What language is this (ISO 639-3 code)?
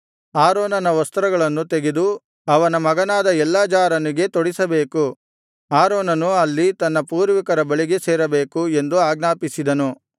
kan